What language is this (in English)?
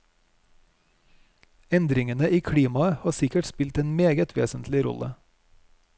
Norwegian